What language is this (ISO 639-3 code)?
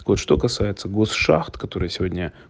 rus